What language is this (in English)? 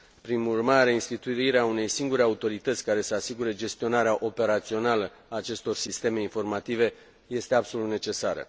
Romanian